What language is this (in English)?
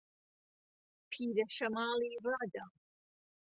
Central Kurdish